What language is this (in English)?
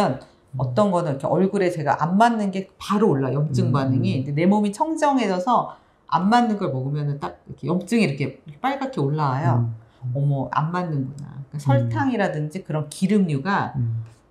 Korean